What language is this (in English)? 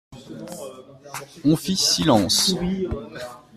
French